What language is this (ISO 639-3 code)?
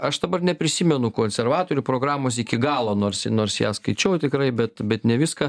lit